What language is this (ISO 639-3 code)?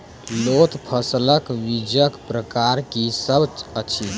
mai